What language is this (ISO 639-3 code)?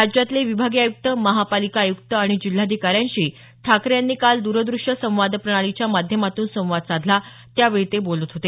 mar